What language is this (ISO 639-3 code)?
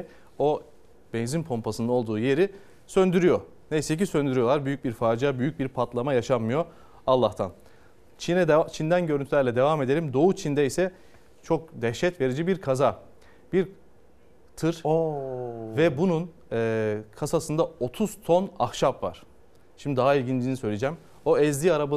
tur